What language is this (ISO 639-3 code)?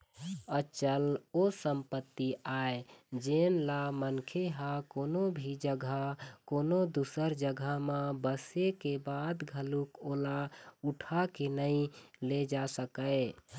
hne